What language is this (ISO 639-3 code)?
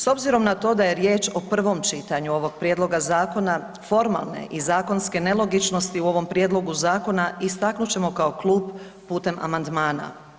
hrv